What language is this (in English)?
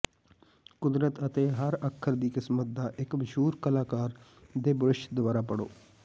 Punjabi